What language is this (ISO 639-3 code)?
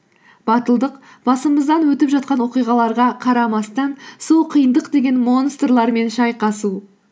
kaz